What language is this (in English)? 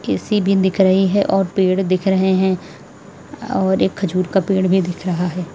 Hindi